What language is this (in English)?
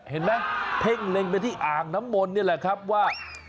Thai